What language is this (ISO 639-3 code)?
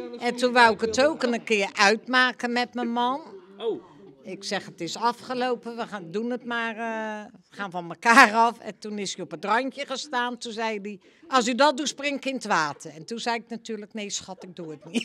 nld